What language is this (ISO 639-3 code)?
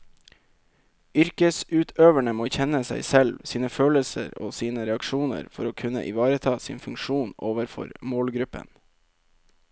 nor